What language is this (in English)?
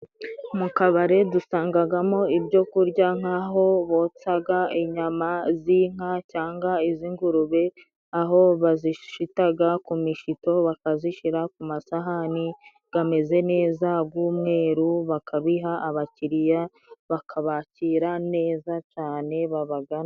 Kinyarwanda